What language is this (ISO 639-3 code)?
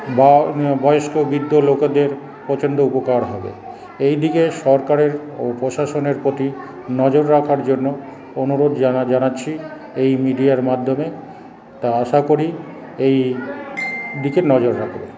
ben